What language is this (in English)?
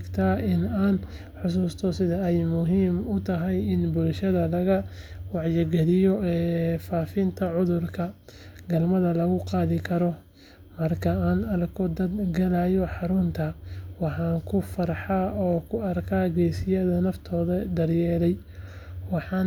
Somali